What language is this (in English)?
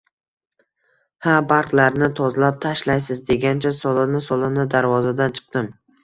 Uzbek